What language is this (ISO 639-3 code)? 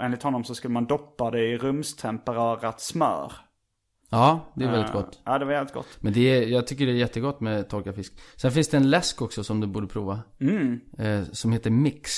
swe